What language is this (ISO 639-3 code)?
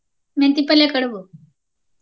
kan